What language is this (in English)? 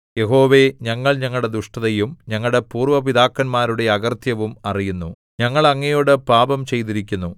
Malayalam